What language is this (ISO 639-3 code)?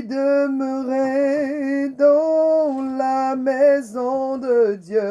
fra